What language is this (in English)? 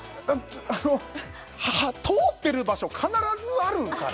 Japanese